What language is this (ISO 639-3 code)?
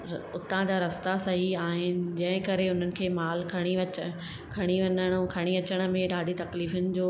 snd